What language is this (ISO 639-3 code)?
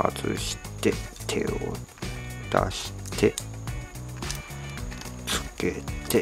jpn